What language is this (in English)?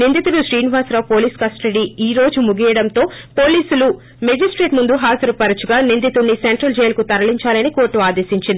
Telugu